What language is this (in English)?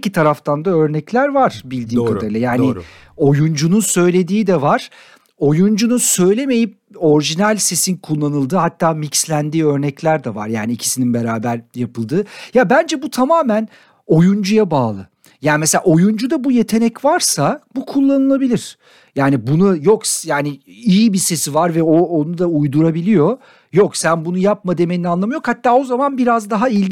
Turkish